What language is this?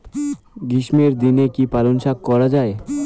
Bangla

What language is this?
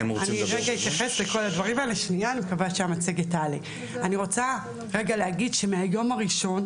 Hebrew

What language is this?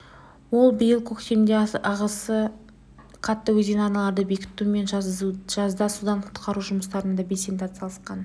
Kazakh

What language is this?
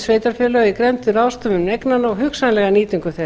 Icelandic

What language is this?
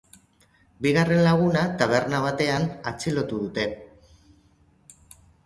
Basque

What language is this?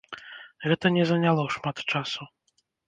Belarusian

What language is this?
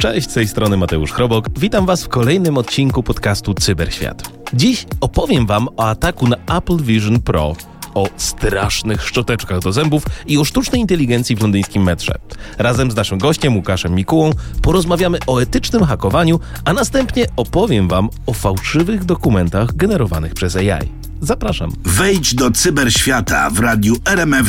Polish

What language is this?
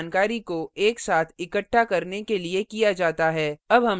Hindi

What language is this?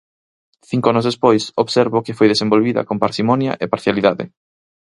Galician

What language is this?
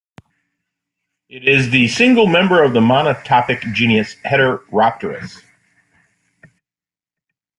English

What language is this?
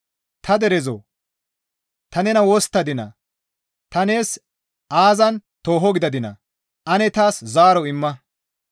Gamo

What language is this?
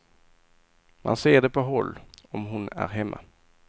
Swedish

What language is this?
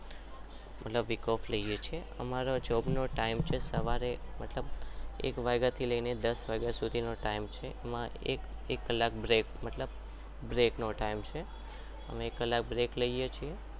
Gujarati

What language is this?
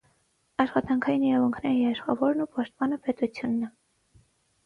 Armenian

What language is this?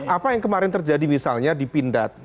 Indonesian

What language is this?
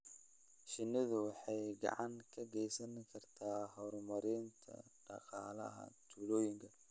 Somali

